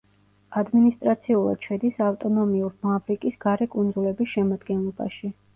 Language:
Georgian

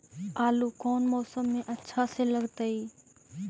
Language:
Magahi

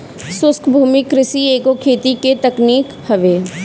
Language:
Bhojpuri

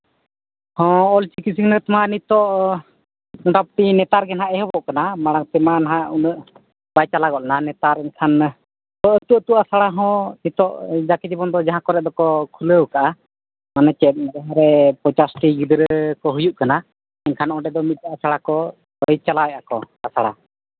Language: Santali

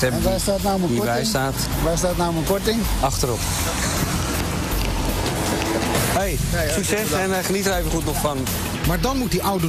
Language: Dutch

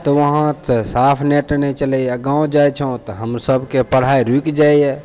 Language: Maithili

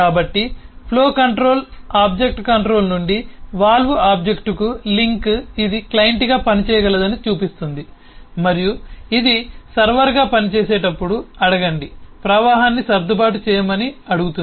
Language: Telugu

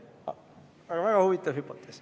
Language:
Estonian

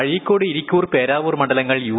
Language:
Malayalam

